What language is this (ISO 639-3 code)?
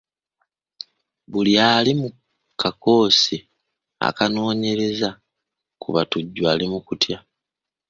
lug